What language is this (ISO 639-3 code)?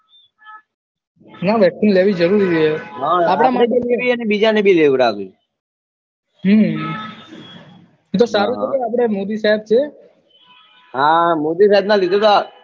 guj